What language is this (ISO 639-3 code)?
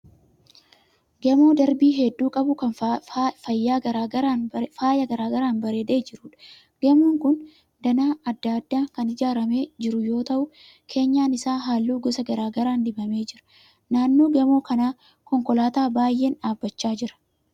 orm